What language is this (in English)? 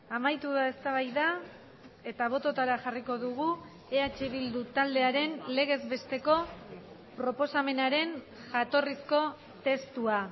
Basque